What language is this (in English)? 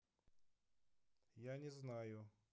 Russian